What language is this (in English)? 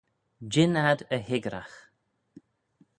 Manx